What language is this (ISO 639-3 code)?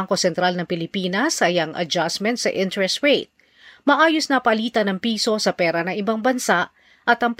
fil